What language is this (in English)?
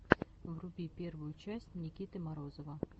Russian